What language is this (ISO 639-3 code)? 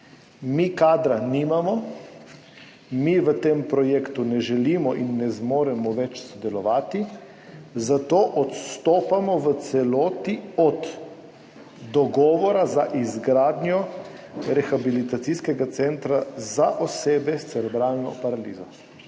slv